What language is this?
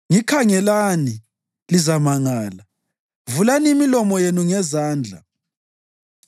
North Ndebele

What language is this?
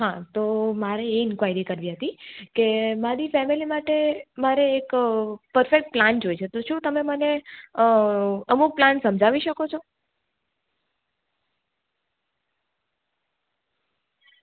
Gujarati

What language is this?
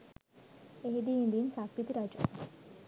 Sinhala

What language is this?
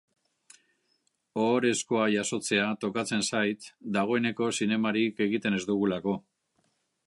Basque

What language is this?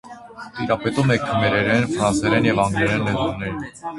Armenian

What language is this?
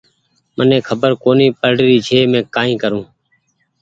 Goaria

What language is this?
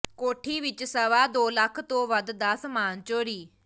Punjabi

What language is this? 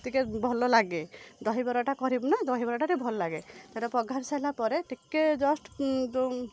Odia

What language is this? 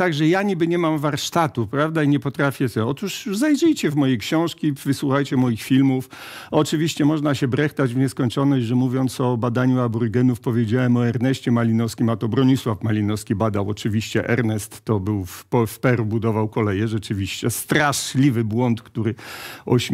Polish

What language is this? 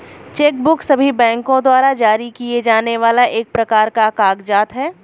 Hindi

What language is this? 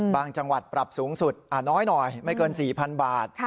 Thai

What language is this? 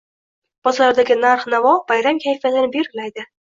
Uzbek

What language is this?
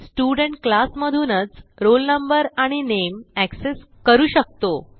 Marathi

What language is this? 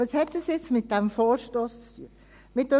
Swiss German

